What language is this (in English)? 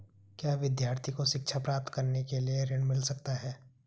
Hindi